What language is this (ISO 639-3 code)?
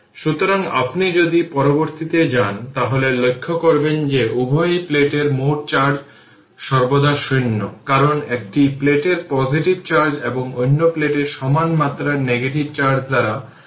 ben